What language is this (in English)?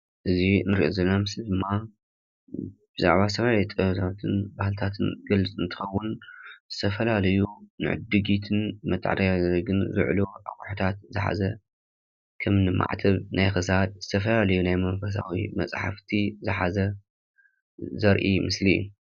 Tigrinya